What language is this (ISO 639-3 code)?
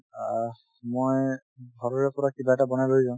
asm